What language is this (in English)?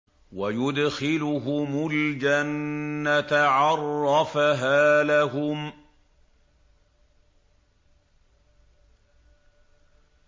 Arabic